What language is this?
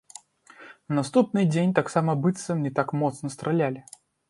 Belarusian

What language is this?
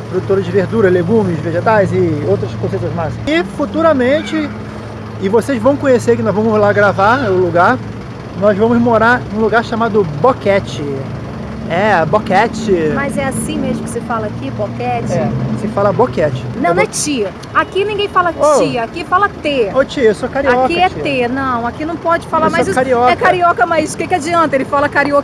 Portuguese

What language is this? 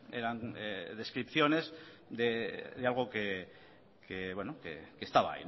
Spanish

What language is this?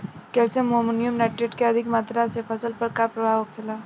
Bhojpuri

